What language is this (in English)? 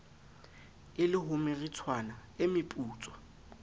Southern Sotho